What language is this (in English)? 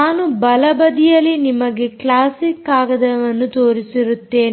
Kannada